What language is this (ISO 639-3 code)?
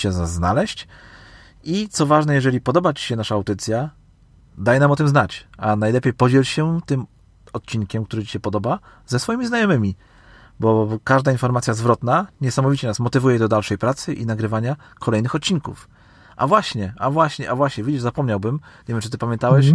pol